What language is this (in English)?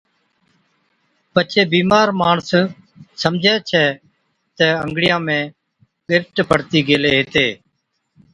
Od